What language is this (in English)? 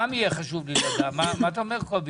Hebrew